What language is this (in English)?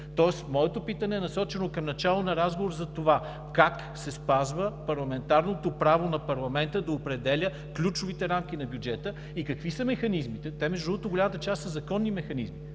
Bulgarian